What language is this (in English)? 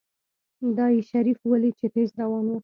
Pashto